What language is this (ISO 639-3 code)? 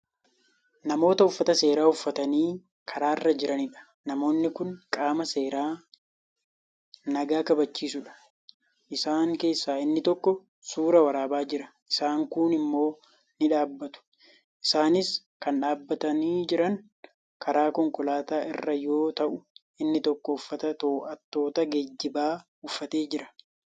orm